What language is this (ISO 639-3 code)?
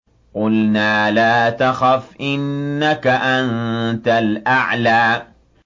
ara